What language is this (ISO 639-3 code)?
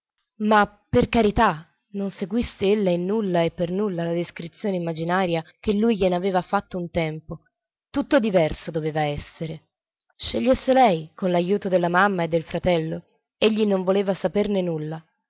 ita